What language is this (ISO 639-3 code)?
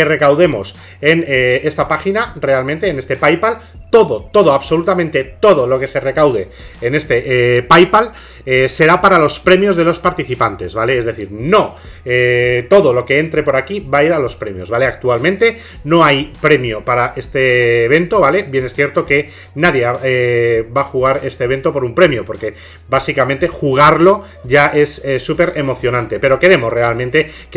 spa